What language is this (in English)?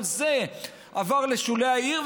Hebrew